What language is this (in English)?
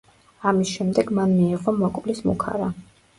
Georgian